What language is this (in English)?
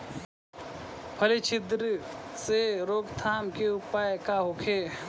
Bhojpuri